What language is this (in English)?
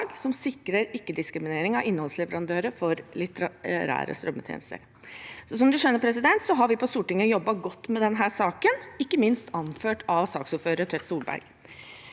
Norwegian